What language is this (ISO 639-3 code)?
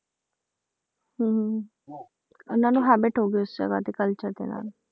pan